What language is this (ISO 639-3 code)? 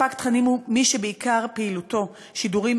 heb